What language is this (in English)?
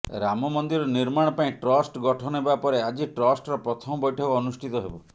Odia